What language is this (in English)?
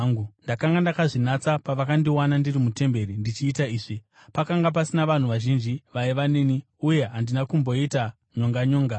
Shona